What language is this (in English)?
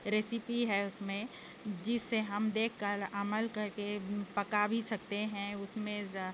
Urdu